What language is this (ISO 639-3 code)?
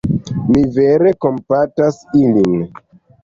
epo